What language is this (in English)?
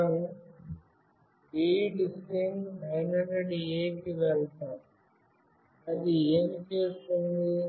Telugu